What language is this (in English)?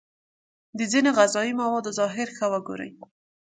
Pashto